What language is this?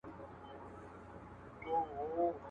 Pashto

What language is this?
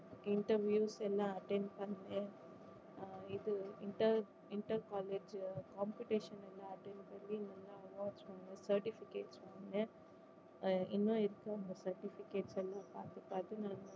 Tamil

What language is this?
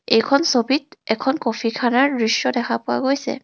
Assamese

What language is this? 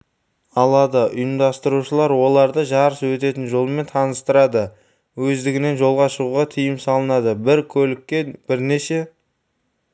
Kazakh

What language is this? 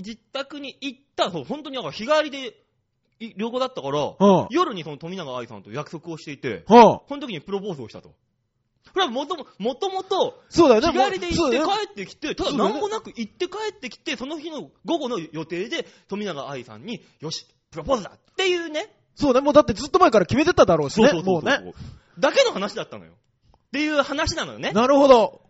Japanese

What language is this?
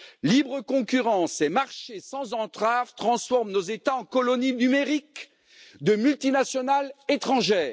French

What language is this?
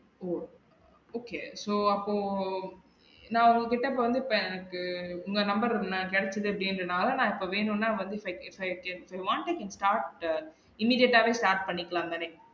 Tamil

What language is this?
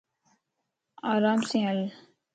Lasi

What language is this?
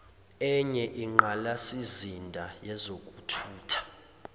Zulu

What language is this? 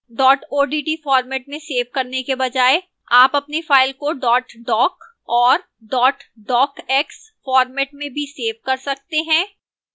Hindi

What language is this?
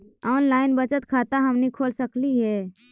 Magahi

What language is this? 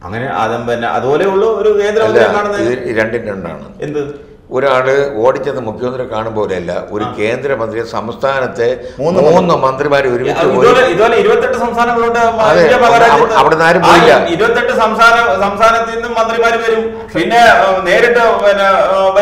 Indonesian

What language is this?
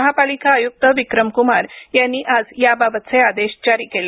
Marathi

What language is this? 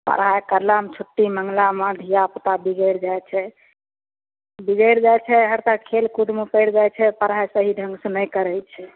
Maithili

